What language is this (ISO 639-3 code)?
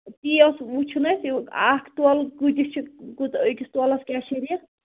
kas